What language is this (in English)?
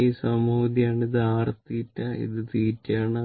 Malayalam